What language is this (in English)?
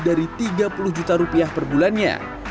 Indonesian